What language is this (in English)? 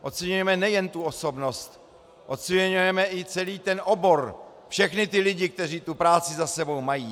Czech